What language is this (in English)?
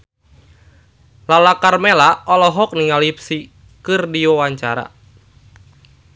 Sundanese